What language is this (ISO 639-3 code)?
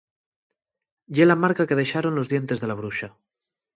ast